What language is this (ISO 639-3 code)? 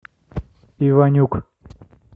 rus